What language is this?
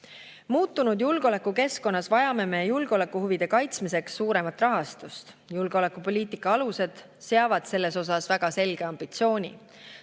Estonian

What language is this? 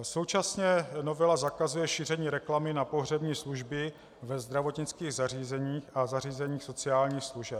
Czech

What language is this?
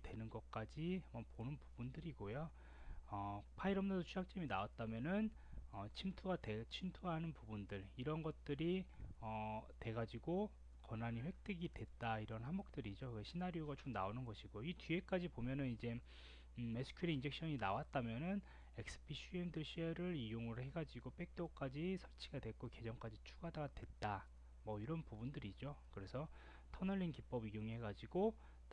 Korean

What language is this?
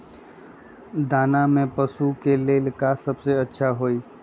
Magahi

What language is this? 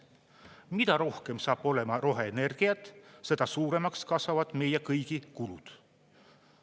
Estonian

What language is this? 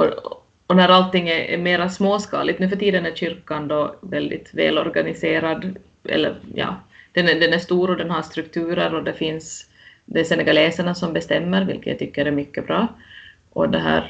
Swedish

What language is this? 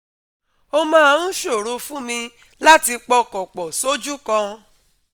Yoruba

